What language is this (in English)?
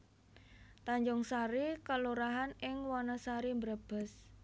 Javanese